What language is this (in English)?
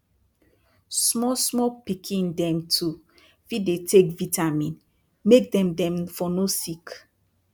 Nigerian Pidgin